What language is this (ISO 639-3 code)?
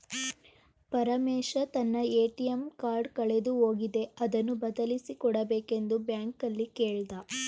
kan